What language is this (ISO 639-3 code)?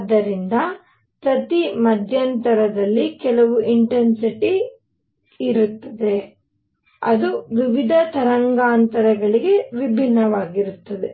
kan